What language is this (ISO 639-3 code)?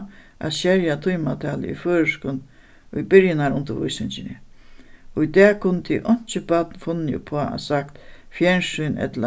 fao